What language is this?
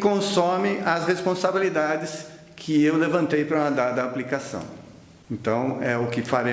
Portuguese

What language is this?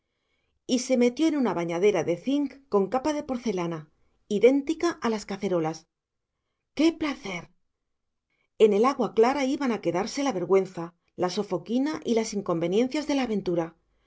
Spanish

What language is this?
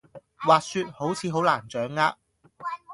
Cantonese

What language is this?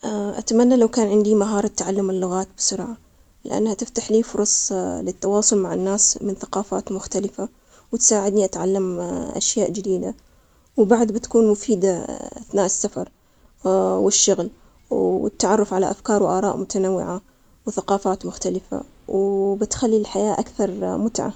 Omani Arabic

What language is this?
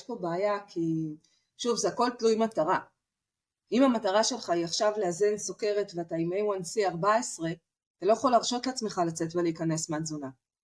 Hebrew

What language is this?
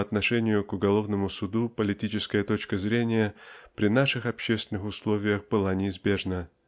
Russian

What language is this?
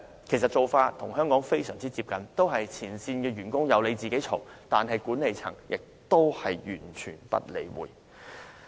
Cantonese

